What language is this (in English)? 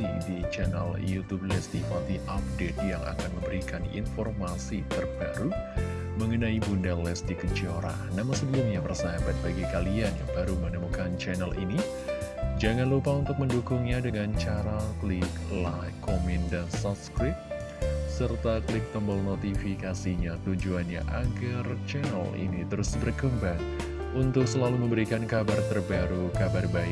Indonesian